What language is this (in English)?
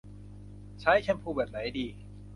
Thai